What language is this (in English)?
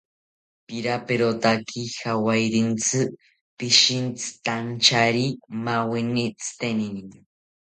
South Ucayali Ashéninka